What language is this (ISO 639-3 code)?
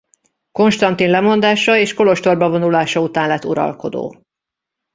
hun